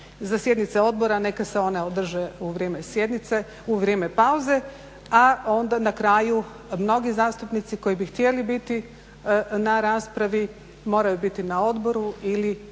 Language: Croatian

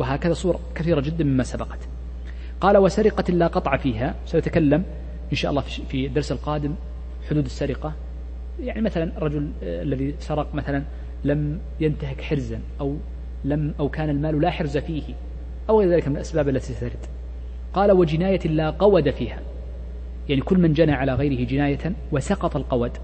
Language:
Arabic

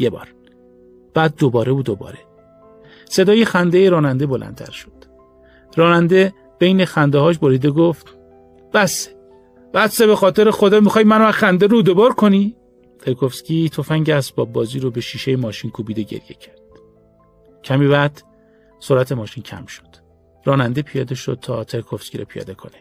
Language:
Persian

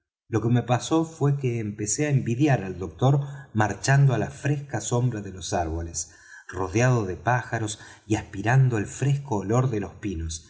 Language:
Spanish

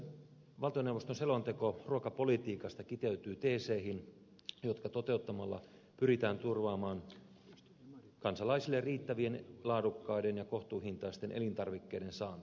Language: Finnish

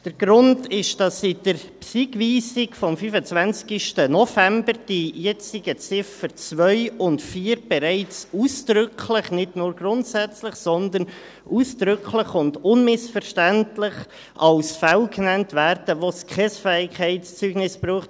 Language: Swiss German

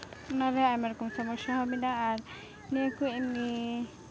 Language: Santali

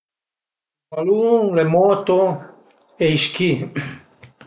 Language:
Piedmontese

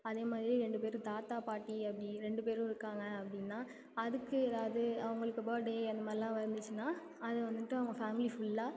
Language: Tamil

